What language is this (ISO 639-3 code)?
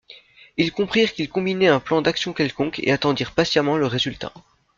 fra